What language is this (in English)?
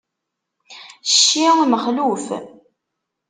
Kabyle